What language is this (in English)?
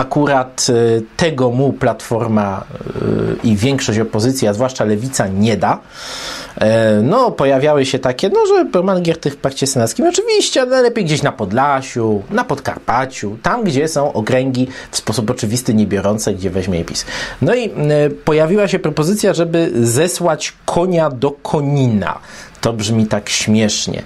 Polish